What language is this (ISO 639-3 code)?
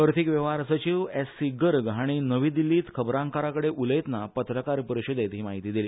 kok